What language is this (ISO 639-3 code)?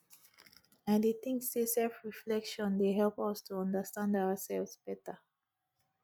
pcm